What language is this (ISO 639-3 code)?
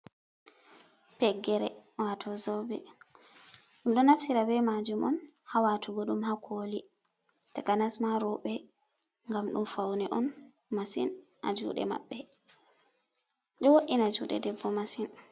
ful